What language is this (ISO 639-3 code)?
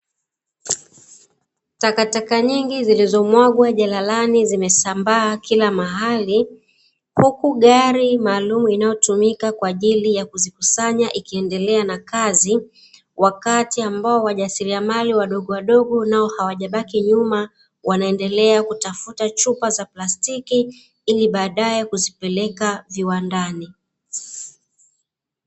swa